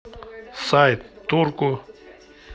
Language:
Russian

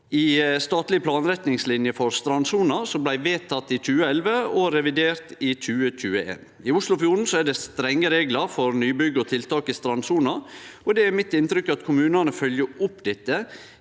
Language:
Norwegian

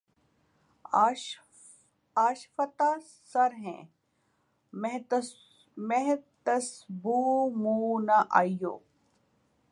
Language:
Urdu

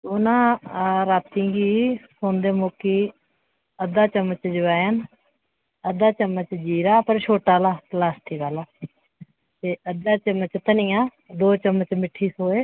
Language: Dogri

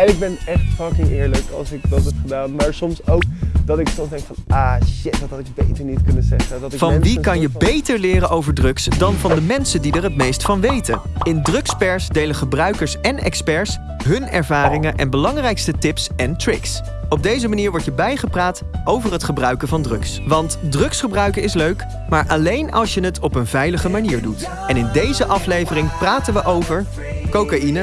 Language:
Dutch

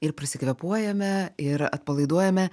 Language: Lithuanian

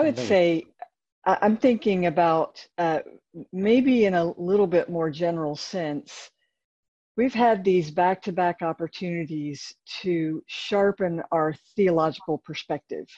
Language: English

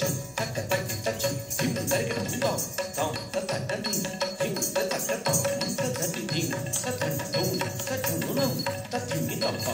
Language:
Arabic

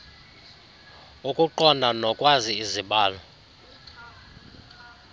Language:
Xhosa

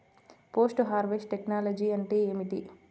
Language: Telugu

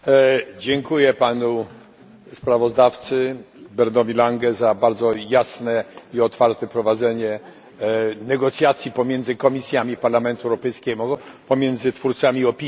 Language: Polish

